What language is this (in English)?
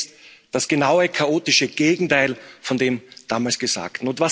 German